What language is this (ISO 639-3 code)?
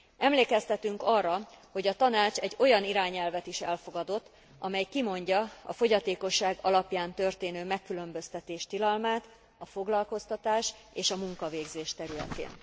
hun